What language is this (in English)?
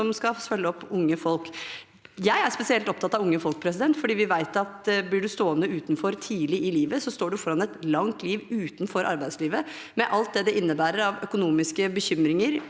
Norwegian